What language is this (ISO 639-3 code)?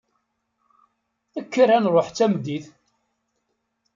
kab